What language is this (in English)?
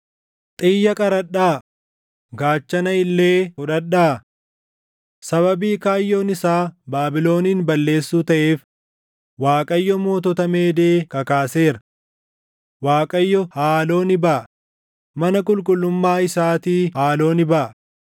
Oromo